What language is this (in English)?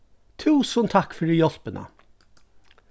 Faroese